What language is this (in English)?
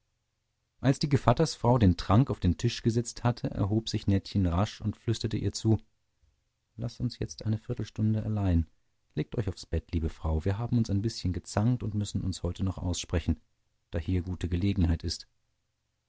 German